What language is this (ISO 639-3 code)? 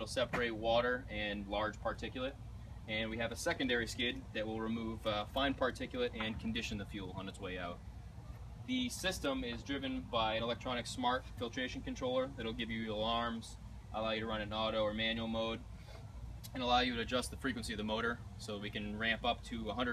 eng